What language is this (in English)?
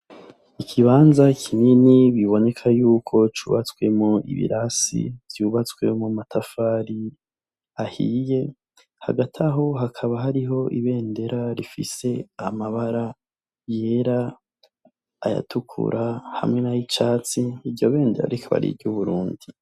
Rundi